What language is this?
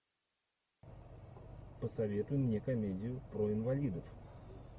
Russian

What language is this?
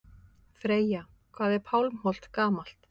Icelandic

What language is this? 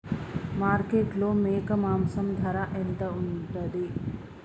Telugu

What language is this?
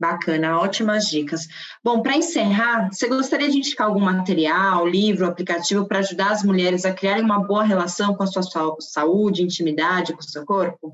Portuguese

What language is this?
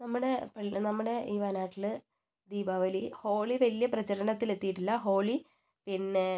Malayalam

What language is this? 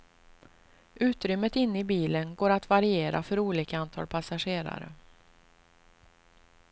Swedish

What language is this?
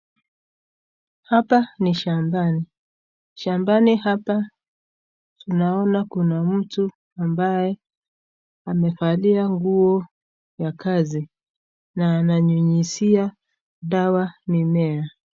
Swahili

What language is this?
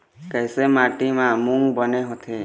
Chhattisgarhi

